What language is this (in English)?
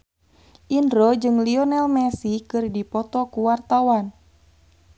Sundanese